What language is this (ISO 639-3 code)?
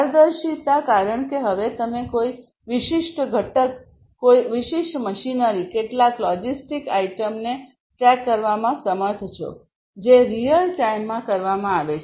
guj